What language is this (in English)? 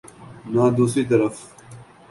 Urdu